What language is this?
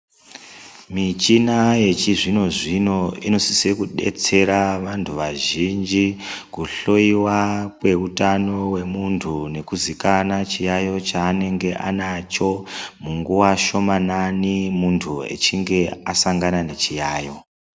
Ndau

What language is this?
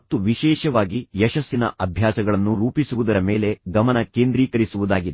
Kannada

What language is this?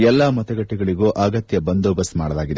Kannada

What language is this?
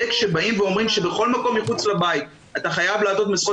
Hebrew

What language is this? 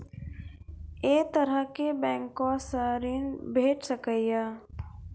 Maithili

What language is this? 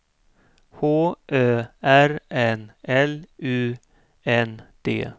Swedish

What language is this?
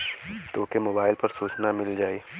Bhojpuri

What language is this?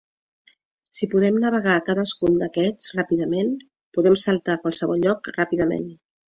Catalan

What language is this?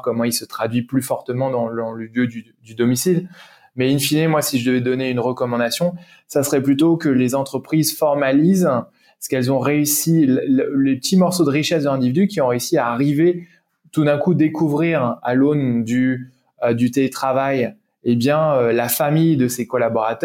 French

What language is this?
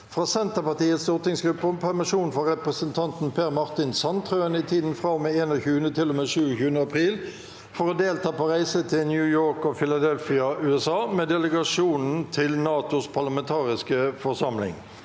Norwegian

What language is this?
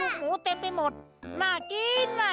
Thai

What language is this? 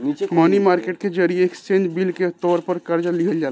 Bhojpuri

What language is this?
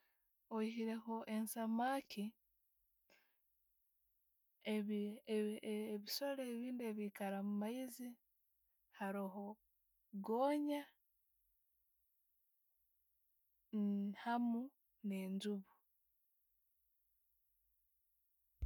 Tooro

